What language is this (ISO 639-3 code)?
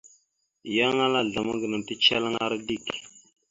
mxu